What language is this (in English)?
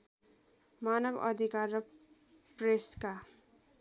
Nepali